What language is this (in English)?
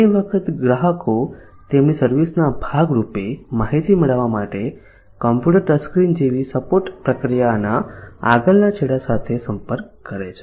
Gujarati